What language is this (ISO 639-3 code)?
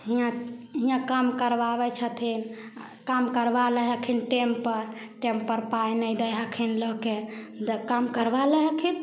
mai